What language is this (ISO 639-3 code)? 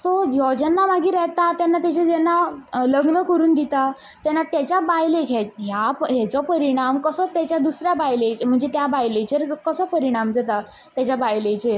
kok